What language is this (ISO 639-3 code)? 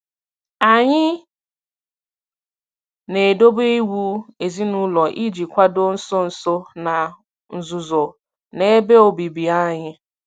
ibo